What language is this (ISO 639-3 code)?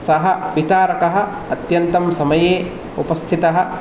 san